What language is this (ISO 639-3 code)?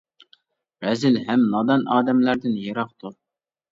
uig